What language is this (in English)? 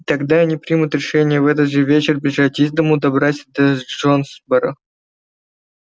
Russian